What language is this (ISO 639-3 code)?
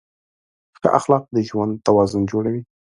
pus